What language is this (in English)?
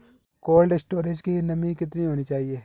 Hindi